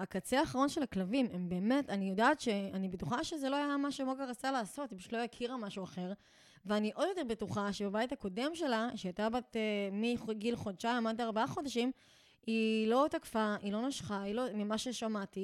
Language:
Hebrew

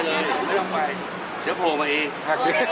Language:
Thai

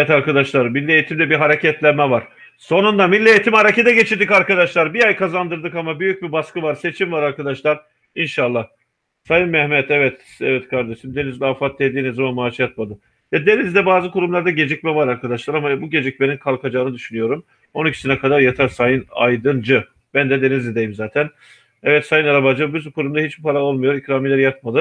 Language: Turkish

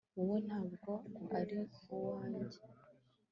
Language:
Kinyarwanda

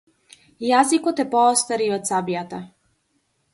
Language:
Macedonian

